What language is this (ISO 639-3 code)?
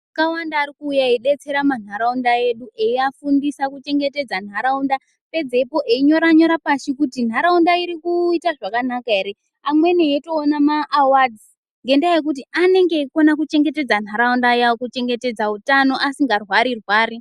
ndc